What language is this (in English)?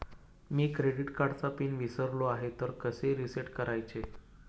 Marathi